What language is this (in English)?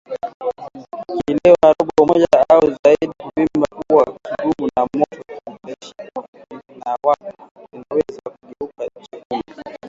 Swahili